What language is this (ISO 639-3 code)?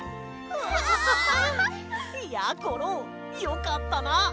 jpn